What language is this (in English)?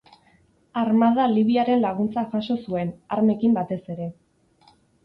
Basque